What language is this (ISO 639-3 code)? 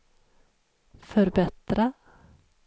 swe